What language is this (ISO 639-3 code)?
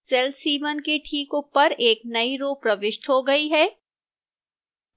hin